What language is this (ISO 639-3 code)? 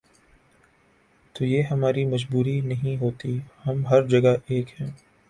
urd